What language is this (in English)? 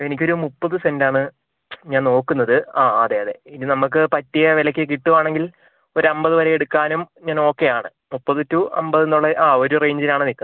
Malayalam